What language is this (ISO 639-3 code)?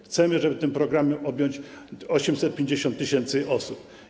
pol